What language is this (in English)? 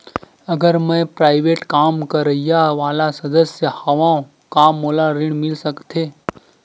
Chhattisgarhi